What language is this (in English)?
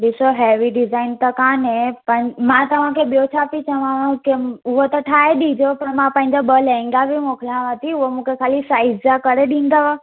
Sindhi